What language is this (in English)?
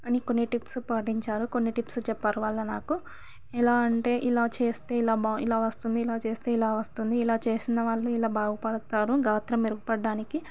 Telugu